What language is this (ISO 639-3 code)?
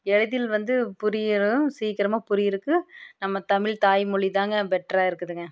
tam